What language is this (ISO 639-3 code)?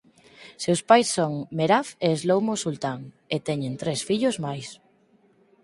glg